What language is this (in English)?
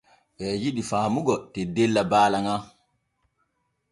Borgu Fulfulde